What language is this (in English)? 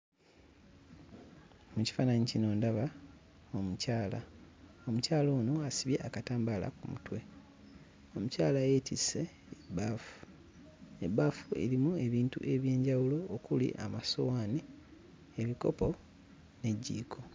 Ganda